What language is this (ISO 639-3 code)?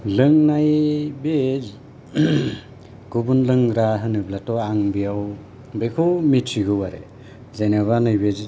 brx